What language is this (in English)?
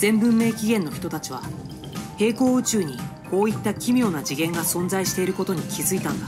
Japanese